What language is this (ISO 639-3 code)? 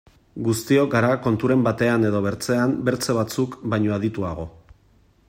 eus